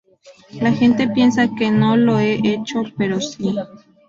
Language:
Spanish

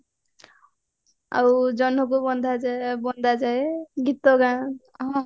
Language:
Odia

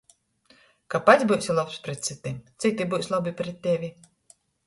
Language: Latgalian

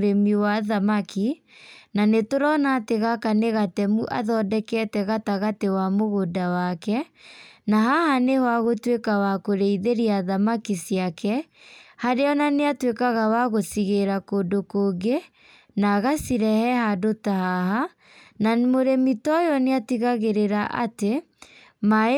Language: Kikuyu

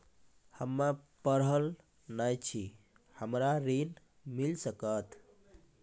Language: Maithili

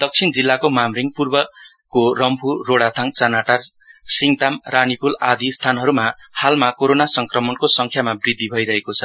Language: Nepali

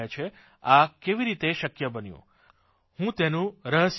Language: Gujarati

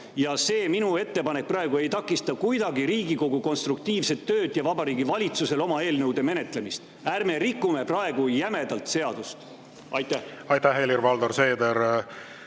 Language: Estonian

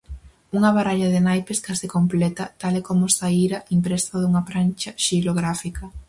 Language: Galician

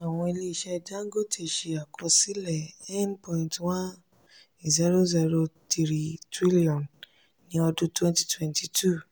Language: Yoruba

